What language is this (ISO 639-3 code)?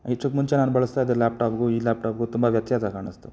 kan